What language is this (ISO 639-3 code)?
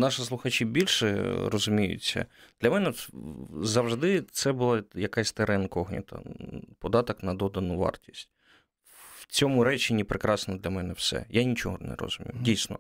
ukr